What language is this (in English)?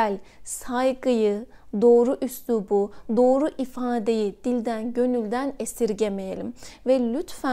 Turkish